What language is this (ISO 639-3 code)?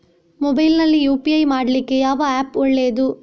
kan